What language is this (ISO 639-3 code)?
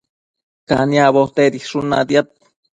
mcf